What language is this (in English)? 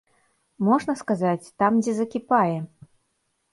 Belarusian